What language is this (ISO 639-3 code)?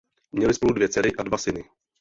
ces